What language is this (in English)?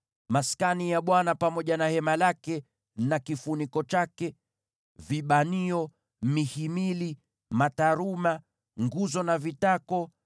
Swahili